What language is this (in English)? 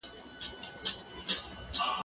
Pashto